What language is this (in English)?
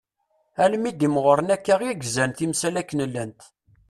Kabyle